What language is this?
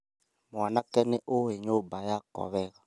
Kikuyu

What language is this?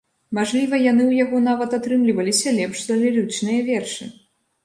Belarusian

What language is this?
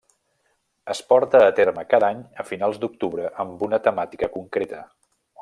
Catalan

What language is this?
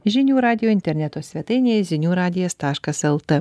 Lithuanian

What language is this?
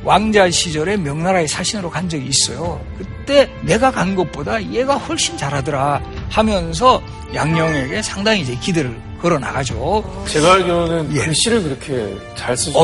Korean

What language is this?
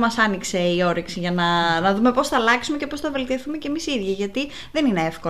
Greek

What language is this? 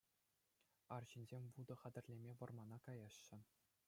Chuvash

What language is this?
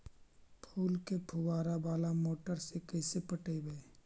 Magahi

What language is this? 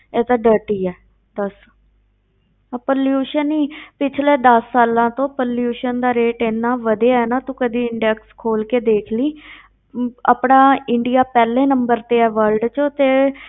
Punjabi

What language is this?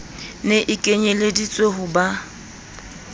Southern Sotho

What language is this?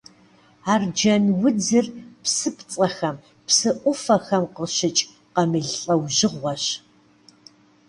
Kabardian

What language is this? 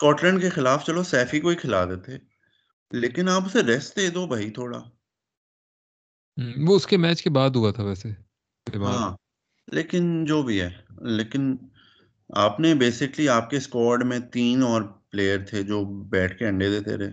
Urdu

